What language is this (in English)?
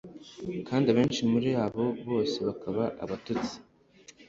Kinyarwanda